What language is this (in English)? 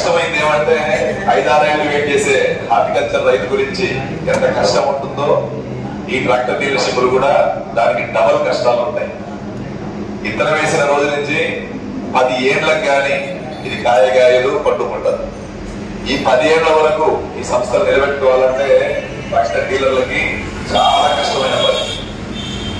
Indonesian